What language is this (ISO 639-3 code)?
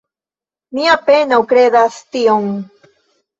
epo